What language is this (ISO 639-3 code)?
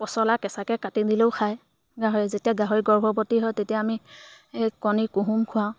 asm